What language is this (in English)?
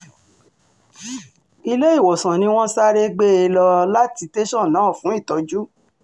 Yoruba